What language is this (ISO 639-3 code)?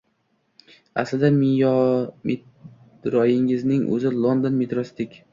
uzb